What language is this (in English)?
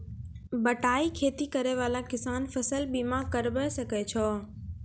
Maithili